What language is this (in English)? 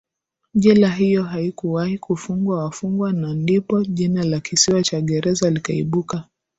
Swahili